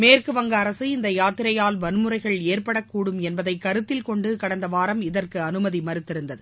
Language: Tamil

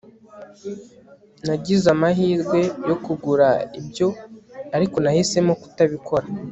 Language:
Kinyarwanda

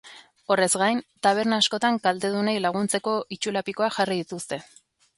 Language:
Basque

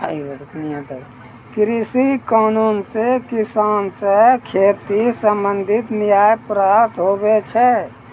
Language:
Maithili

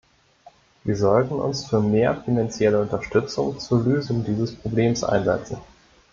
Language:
German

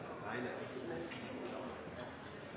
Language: Norwegian Nynorsk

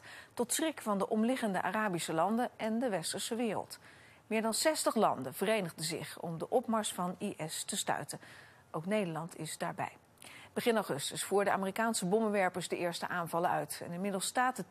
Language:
Dutch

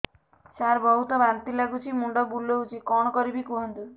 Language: Odia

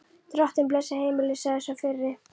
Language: Icelandic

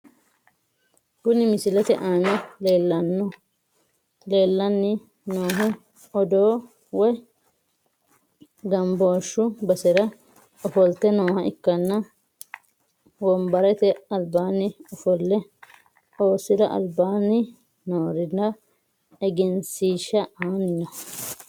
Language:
Sidamo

